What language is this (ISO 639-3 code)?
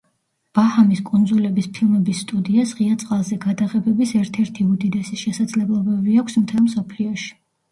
kat